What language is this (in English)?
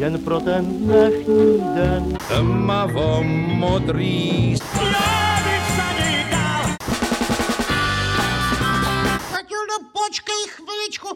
Czech